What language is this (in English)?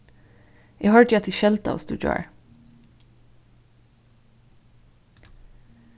Faroese